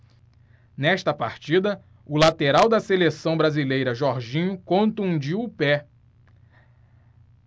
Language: Portuguese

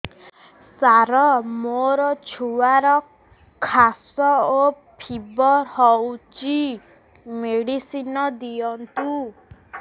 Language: Odia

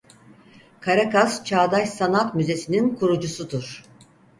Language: Turkish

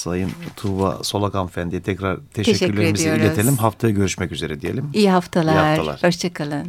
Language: Turkish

